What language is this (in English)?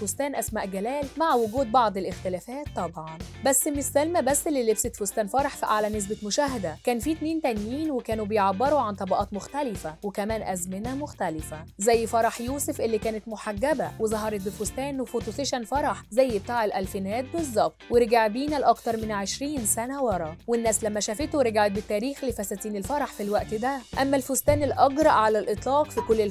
Arabic